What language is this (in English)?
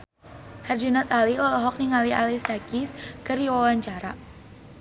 Sundanese